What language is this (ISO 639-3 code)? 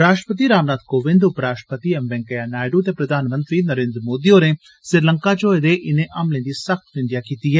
doi